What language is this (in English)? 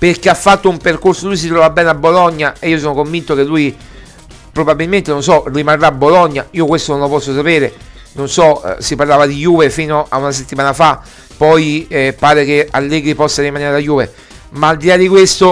Italian